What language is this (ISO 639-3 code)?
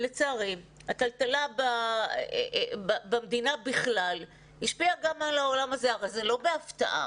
heb